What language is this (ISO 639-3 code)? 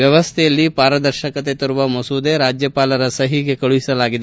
kan